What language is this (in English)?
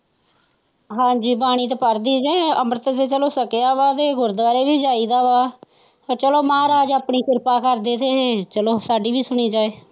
Punjabi